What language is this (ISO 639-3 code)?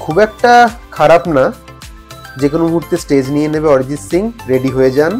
ind